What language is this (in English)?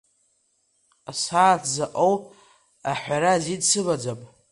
Abkhazian